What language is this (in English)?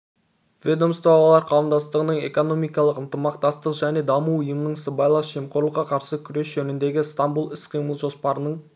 Kazakh